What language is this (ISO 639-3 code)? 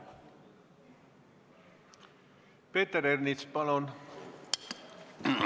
est